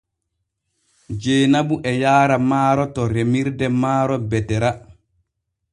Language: Borgu Fulfulde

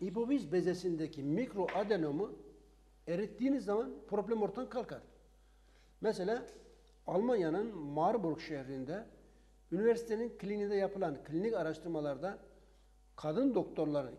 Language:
Turkish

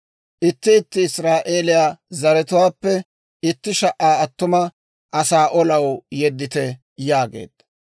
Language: Dawro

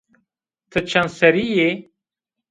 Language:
Zaza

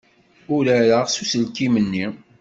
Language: Kabyle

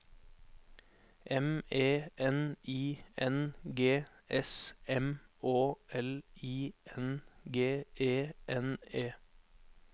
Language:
Norwegian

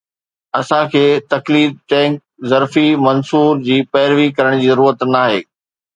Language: Sindhi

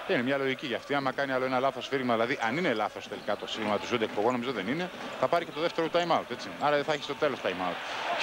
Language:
Greek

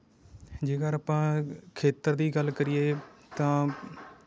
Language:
Punjabi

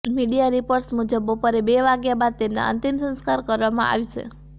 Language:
Gujarati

